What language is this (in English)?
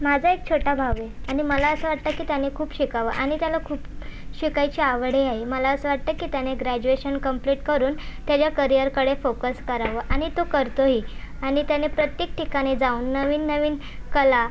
Marathi